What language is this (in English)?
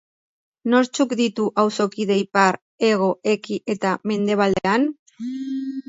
Basque